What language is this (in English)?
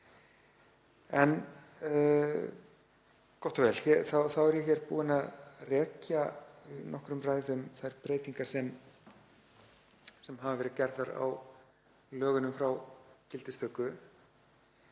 Icelandic